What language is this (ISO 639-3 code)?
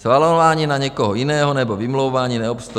ces